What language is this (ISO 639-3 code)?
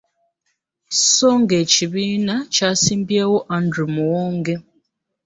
lug